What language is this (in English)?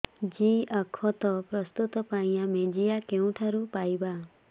Odia